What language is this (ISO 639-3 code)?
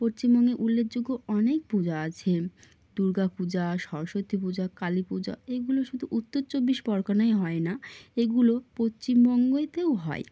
ben